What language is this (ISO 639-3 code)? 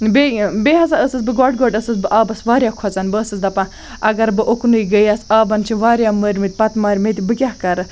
kas